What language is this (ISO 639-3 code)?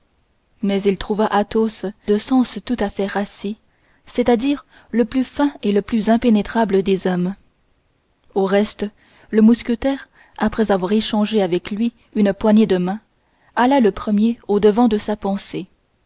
fra